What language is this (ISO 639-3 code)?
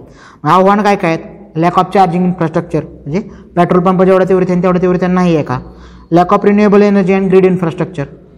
mar